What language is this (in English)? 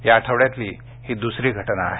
Marathi